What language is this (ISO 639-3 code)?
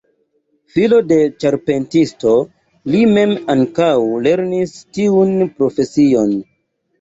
epo